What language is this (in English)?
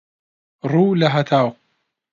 Central Kurdish